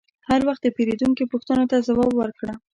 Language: Pashto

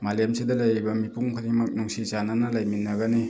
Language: Manipuri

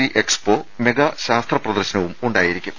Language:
Malayalam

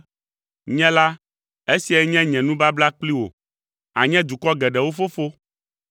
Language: Ewe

